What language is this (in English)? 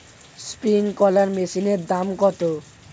Bangla